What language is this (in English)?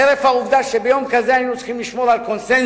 Hebrew